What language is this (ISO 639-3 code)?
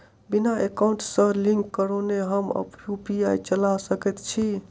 mai